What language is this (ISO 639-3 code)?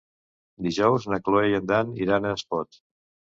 cat